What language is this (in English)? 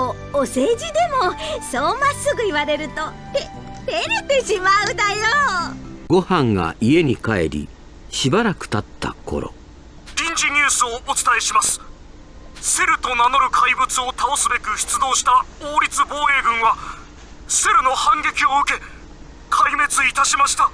Japanese